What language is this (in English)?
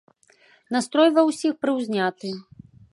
Belarusian